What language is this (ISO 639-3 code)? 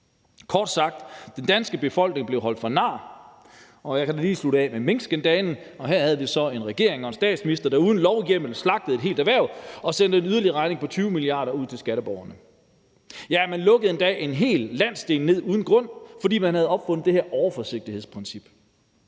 dan